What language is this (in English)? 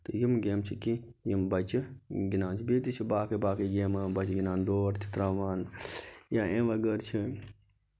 Kashmiri